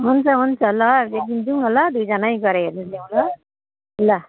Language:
Nepali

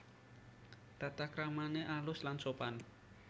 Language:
Javanese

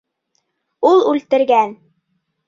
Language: Bashkir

